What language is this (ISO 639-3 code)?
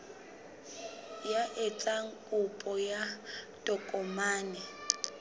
sot